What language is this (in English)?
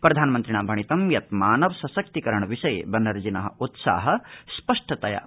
Sanskrit